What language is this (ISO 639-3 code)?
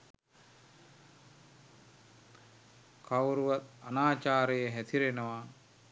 sin